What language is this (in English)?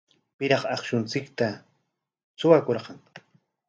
Corongo Ancash Quechua